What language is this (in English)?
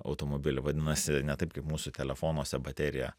Lithuanian